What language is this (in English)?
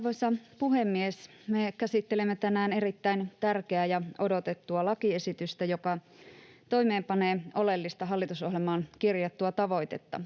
Finnish